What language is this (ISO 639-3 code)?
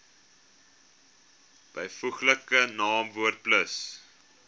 afr